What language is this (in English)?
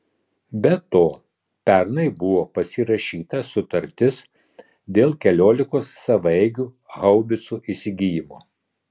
Lithuanian